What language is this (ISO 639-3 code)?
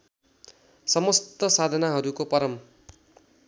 nep